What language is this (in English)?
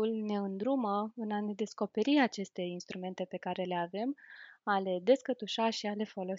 Romanian